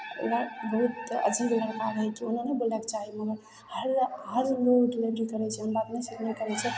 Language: Maithili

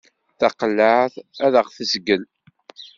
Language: Kabyle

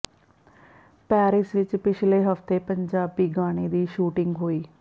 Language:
Punjabi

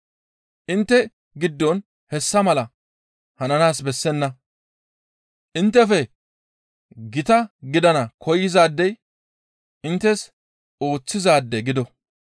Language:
Gamo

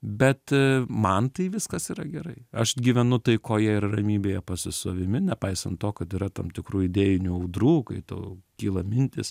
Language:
Lithuanian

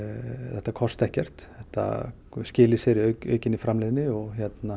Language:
Icelandic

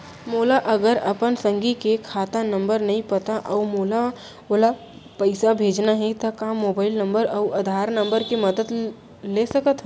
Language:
Chhattisgarhi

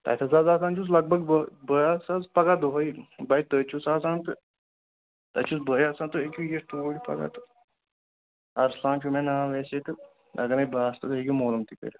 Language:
Kashmiri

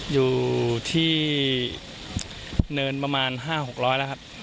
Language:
Thai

